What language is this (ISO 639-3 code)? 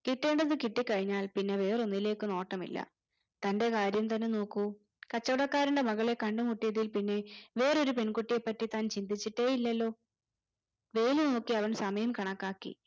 mal